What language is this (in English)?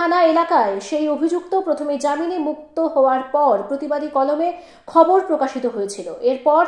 Bangla